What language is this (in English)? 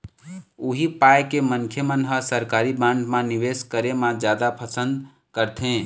Chhattisgarhi